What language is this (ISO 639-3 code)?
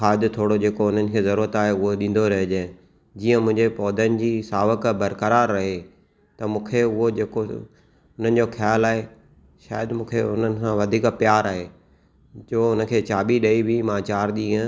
snd